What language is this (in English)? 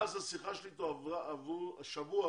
Hebrew